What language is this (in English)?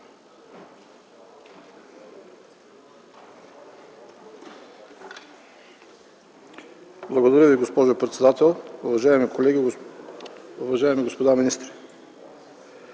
Bulgarian